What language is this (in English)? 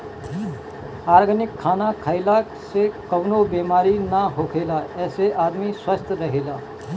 Bhojpuri